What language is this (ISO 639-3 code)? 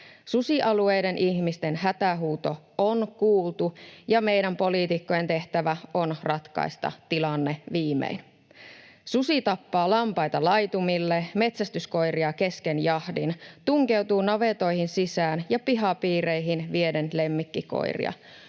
fin